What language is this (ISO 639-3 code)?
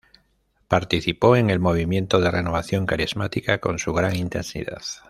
spa